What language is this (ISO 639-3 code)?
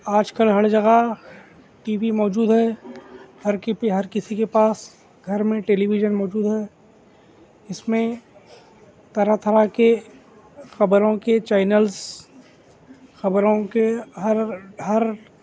urd